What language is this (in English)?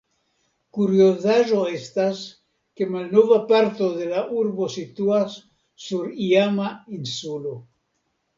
Esperanto